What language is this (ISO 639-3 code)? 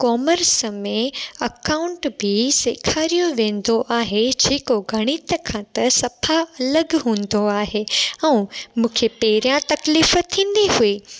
snd